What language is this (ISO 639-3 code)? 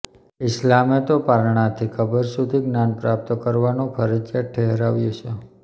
guj